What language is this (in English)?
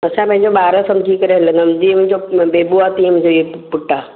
Sindhi